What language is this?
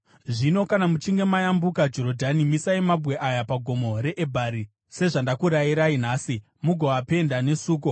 Shona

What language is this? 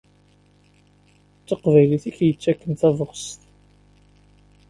Kabyle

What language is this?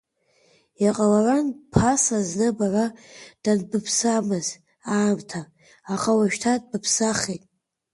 Abkhazian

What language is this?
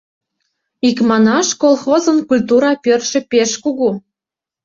Mari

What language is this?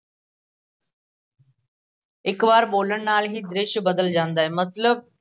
Punjabi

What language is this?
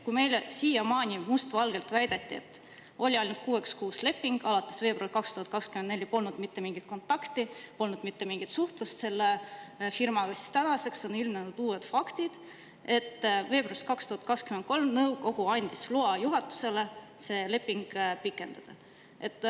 Estonian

